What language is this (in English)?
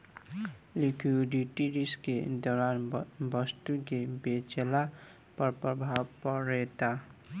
Bhojpuri